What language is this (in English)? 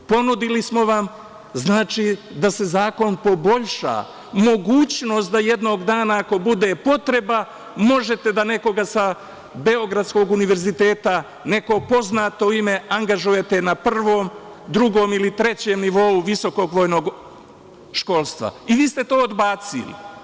Serbian